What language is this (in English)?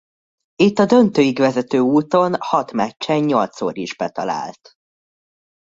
Hungarian